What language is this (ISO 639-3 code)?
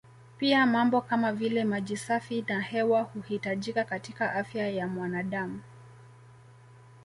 swa